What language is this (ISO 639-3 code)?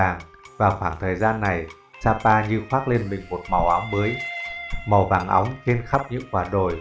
vie